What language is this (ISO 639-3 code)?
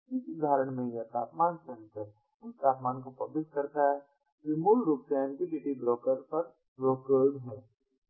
hin